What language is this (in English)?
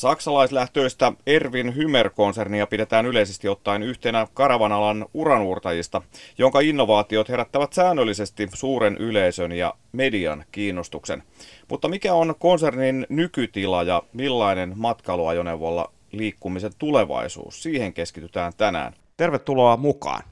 Finnish